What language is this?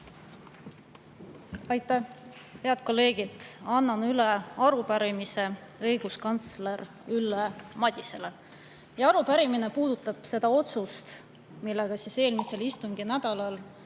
Estonian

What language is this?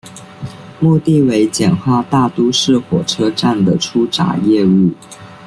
Chinese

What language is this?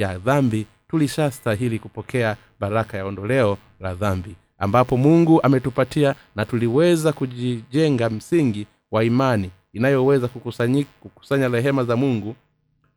Swahili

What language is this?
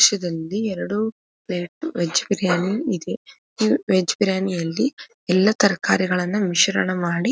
Kannada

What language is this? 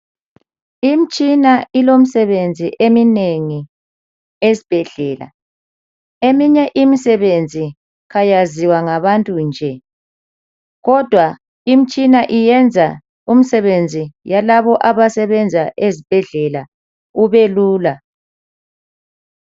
North Ndebele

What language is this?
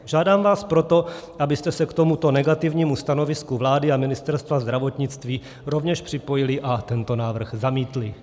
Czech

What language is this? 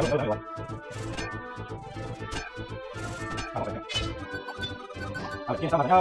Spanish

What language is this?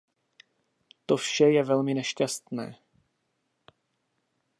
Czech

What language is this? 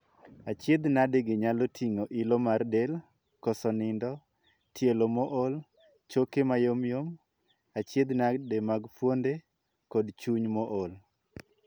Luo (Kenya and Tanzania)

